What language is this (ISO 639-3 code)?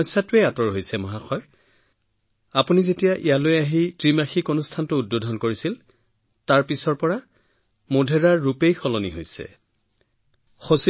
asm